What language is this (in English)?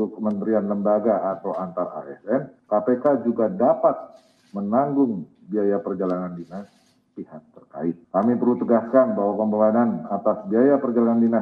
Indonesian